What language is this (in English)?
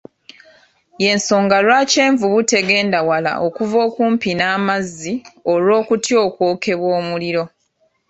Ganda